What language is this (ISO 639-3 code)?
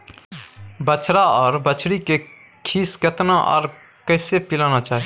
mai